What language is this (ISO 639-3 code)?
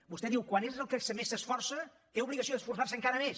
cat